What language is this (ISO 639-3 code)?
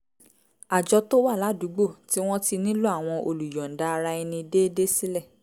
yor